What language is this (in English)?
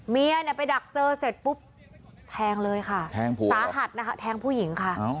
Thai